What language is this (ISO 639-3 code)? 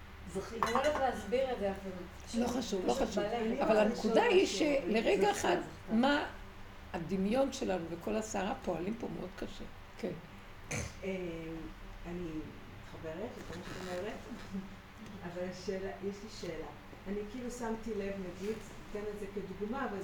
heb